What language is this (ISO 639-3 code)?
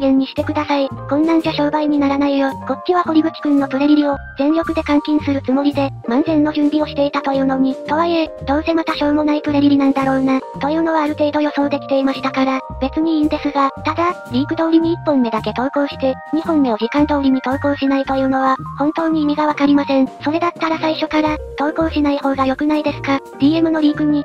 jpn